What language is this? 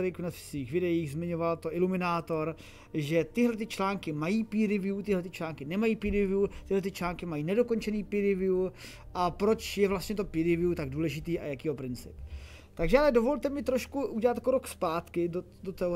Czech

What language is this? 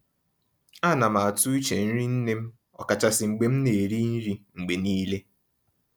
Igbo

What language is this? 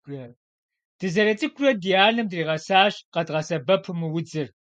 Kabardian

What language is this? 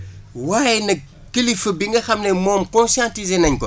Wolof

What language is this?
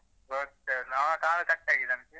Kannada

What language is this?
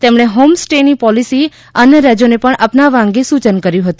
Gujarati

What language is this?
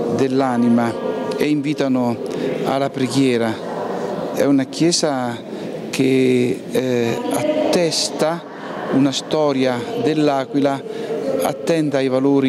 Italian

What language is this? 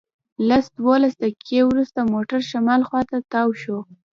Pashto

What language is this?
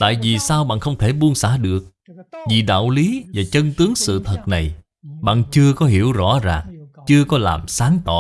Vietnamese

